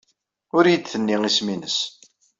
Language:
Kabyle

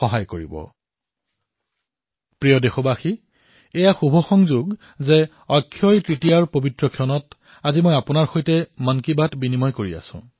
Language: Assamese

